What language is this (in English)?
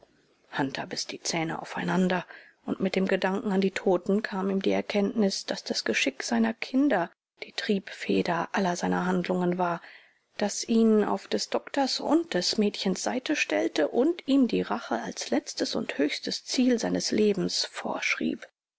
German